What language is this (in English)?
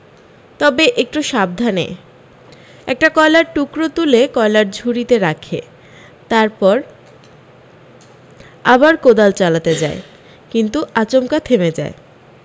Bangla